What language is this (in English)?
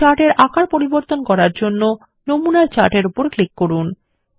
Bangla